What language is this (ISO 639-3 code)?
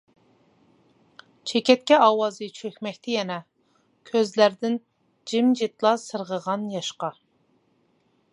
uig